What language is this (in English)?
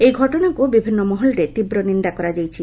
Odia